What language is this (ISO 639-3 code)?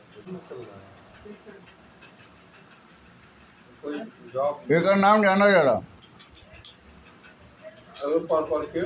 bho